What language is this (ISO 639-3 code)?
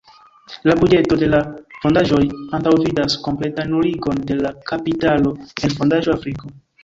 epo